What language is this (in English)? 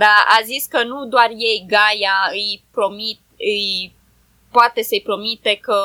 Romanian